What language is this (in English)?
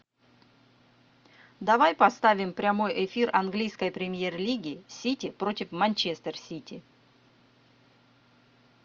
Russian